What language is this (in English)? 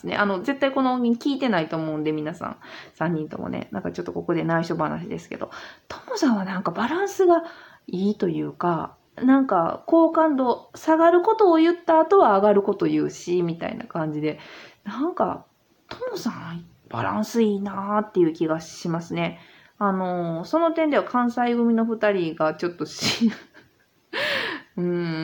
Japanese